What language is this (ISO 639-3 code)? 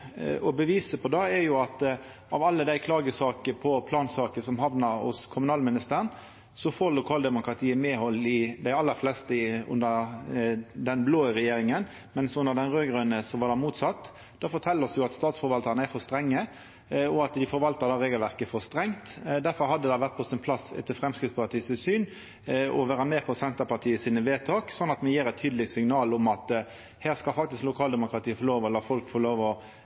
nno